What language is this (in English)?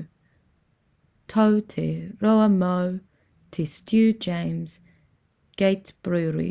Māori